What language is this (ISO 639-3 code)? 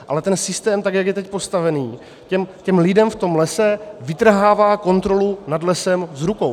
ces